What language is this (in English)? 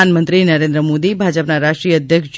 Gujarati